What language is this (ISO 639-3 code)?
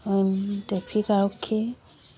asm